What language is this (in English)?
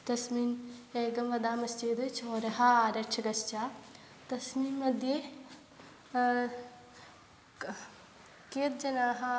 Sanskrit